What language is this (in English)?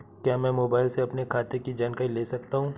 Hindi